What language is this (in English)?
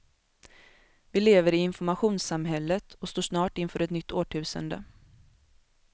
Swedish